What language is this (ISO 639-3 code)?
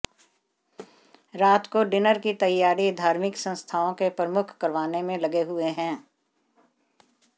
hin